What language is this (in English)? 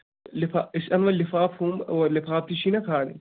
Kashmiri